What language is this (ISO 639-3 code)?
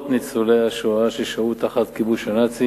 heb